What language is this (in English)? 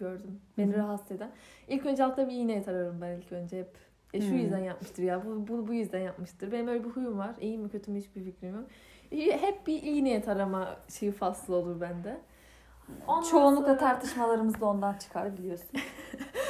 Turkish